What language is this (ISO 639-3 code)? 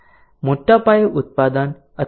guj